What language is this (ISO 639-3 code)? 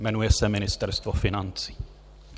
ces